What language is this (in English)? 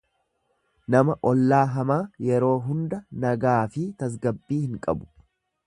Oromo